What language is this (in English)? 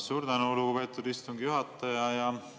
Estonian